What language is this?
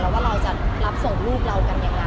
Thai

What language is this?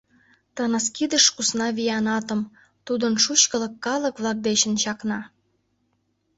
Mari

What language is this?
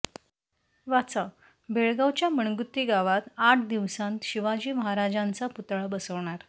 Marathi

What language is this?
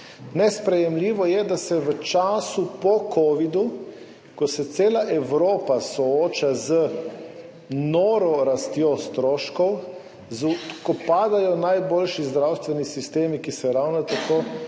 Slovenian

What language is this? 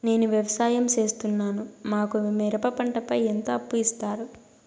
Telugu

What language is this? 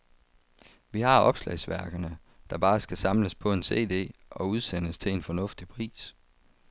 Danish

